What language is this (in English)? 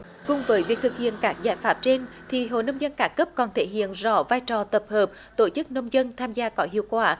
Vietnamese